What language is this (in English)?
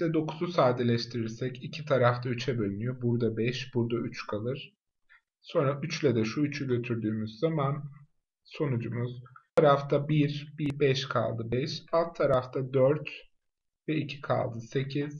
Turkish